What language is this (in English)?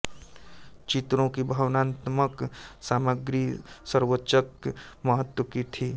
Hindi